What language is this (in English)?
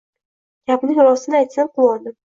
Uzbek